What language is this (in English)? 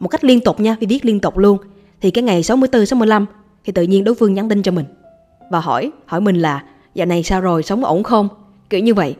Vietnamese